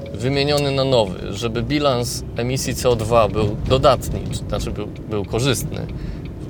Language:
Polish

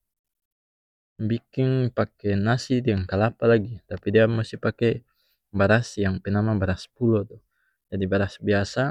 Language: North Moluccan Malay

